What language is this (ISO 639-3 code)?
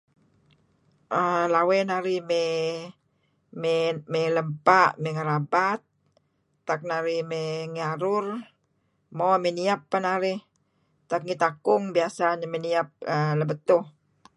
kzi